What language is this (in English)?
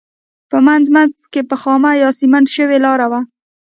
Pashto